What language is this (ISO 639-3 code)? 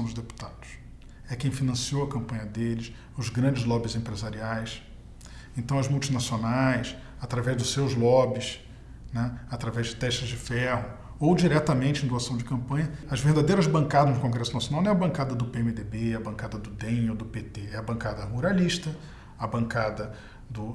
por